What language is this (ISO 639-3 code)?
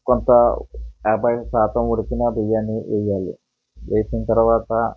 tel